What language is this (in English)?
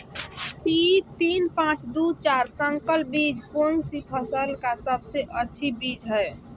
Magahi